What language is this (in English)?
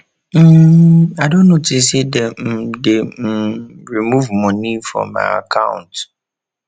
Nigerian Pidgin